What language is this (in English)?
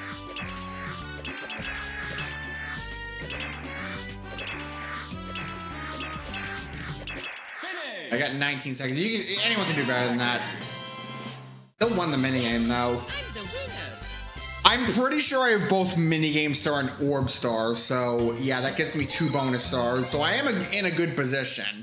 English